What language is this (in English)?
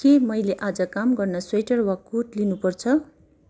Nepali